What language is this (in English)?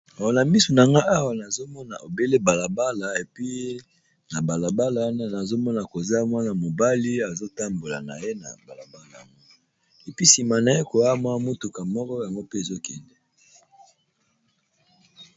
Lingala